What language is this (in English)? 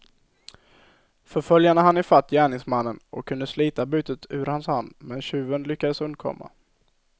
Swedish